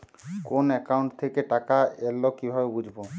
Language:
Bangla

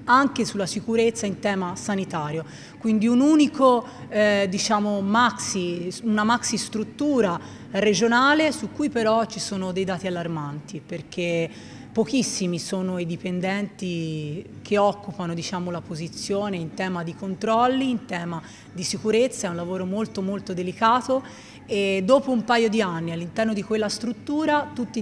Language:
Italian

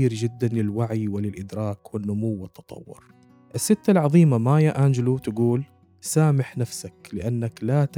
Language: Arabic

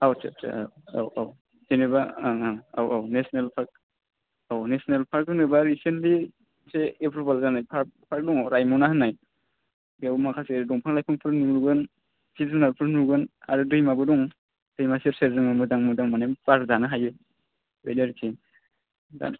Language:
Bodo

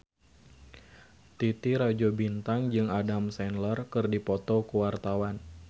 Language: Sundanese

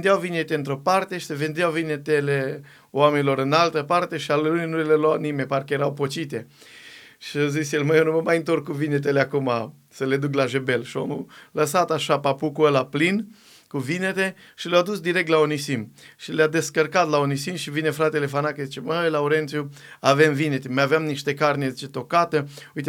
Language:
Romanian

